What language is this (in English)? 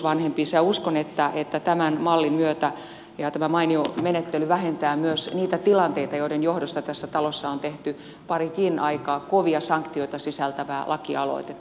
Finnish